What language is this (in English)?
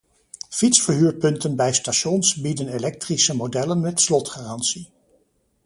Dutch